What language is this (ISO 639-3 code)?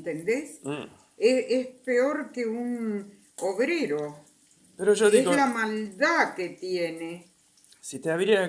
spa